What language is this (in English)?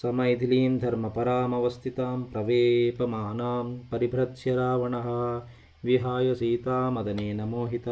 Telugu